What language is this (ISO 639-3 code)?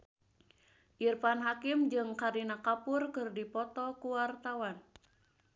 sun